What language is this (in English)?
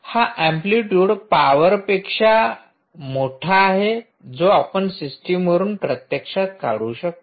Marathi